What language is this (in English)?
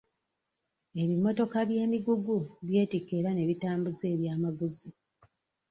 Ganda